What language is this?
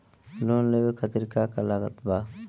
Bhojpuri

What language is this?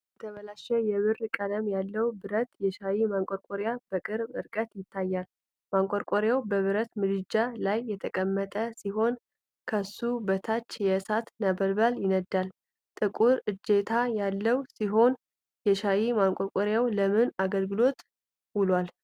Amharic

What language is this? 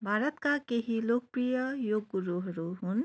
Nepali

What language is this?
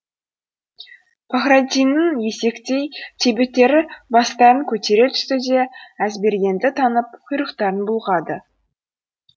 Kazakh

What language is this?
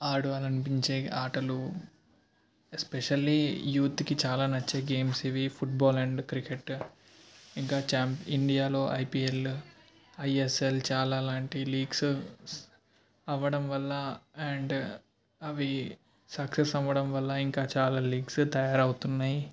Telugu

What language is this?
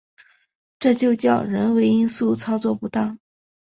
Chinese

